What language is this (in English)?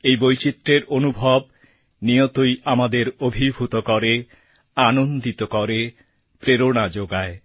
Bangla